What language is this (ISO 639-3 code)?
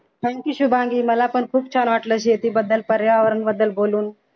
mar